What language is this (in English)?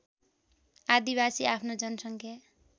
Nepali